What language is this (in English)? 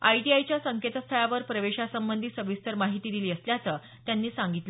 Marathi